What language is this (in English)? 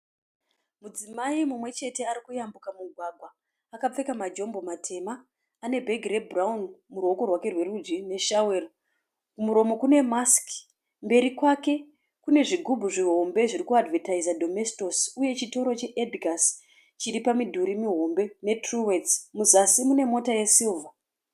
Shona